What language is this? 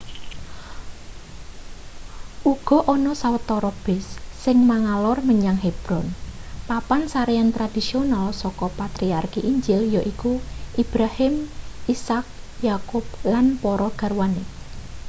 Javanese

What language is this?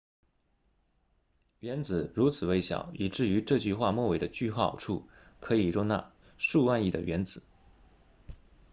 Chinese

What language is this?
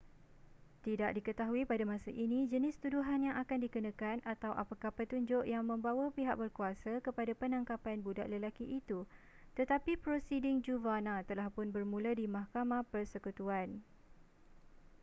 Malay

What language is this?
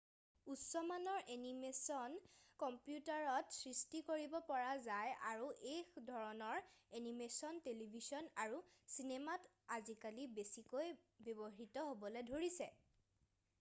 Assamese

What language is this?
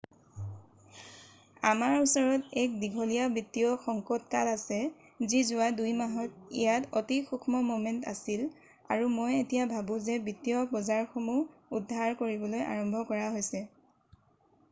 Assamese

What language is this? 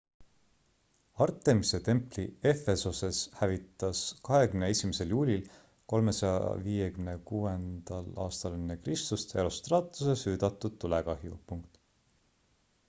Estonian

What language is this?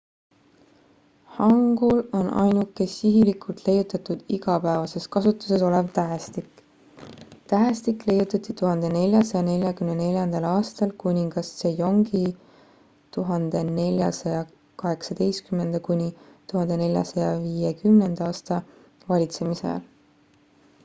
Estonian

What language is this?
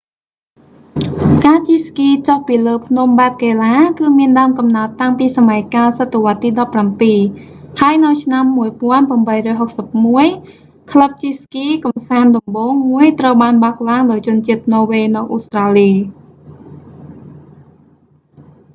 Khmer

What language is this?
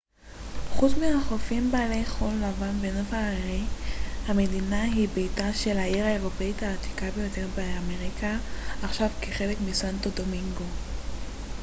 Hebrew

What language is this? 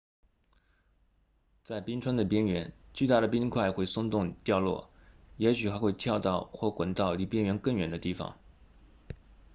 Chinese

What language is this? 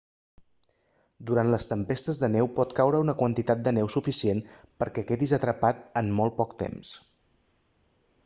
Catalan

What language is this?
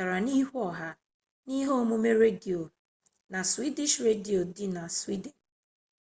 Igbo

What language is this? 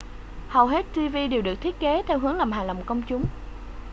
Vietnamese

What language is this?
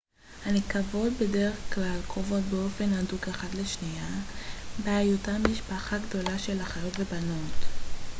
Hebrew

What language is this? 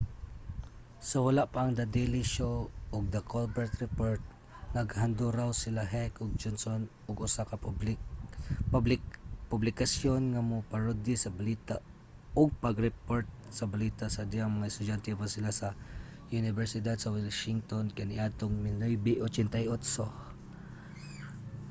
Cebuano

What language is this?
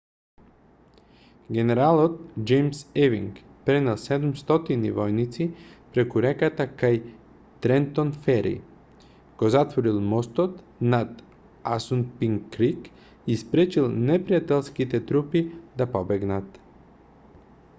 Macedonian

